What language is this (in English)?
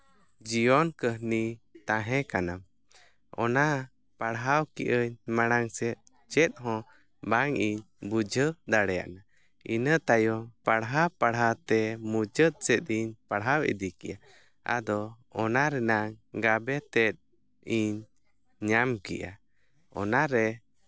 Santali